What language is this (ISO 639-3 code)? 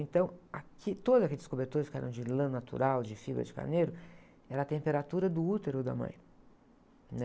por